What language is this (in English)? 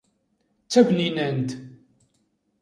Kabyle